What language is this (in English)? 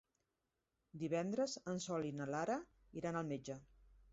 Catalan